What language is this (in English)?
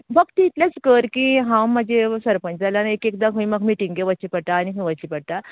Konkani